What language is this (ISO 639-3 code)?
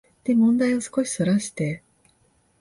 jpn